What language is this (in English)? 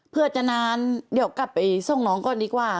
Thai